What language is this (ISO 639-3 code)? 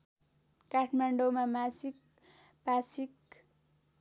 nep